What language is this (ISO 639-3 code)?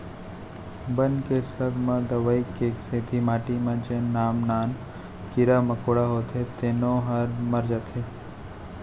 hne